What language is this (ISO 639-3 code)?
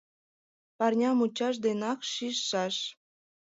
chm